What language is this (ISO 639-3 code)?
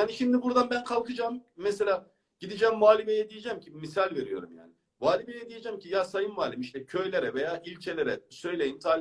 tur